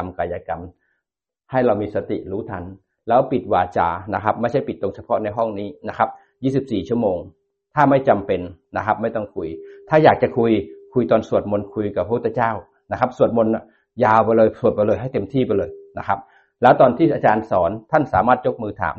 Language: Thai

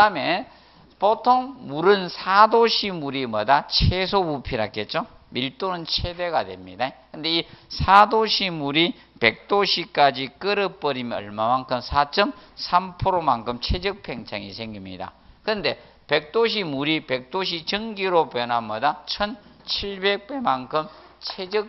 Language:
Korean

